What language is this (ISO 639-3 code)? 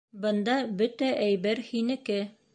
bak